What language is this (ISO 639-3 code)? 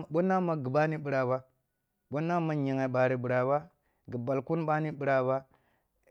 bbu